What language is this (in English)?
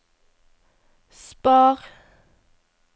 Norwegian